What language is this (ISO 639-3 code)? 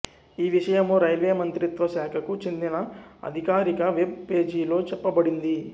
tel